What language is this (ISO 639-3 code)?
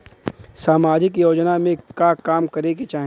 bho